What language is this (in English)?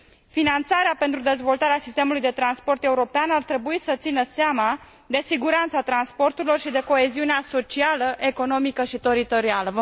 Romanian